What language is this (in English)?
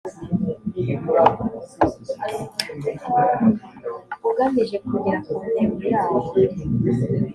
Kinyarwanda